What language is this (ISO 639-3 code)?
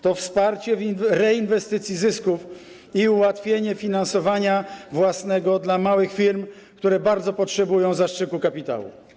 pol